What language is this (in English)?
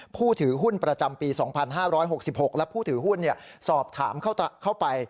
Thai